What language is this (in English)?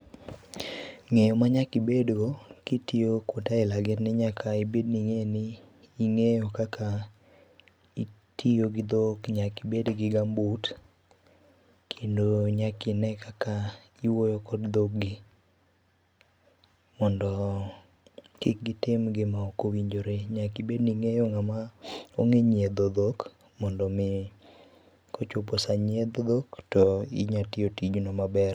Luo (Kenya and Tanzania)